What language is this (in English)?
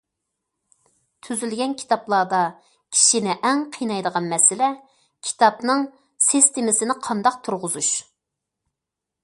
Uyghur